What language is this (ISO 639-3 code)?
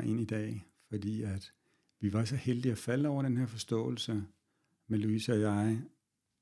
dan